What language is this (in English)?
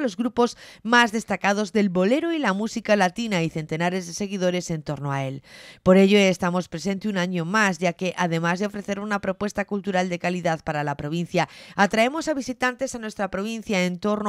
Spanish